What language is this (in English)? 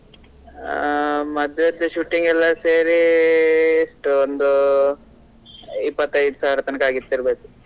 Kannada